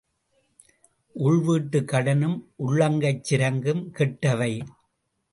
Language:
Tamil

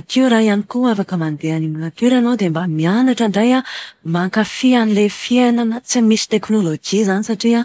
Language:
Malagasy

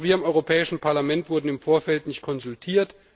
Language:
German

